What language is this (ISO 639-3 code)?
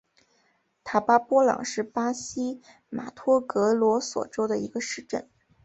zho